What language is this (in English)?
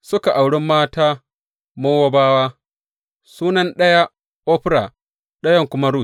Hausa